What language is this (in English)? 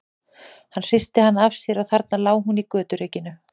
Icelandic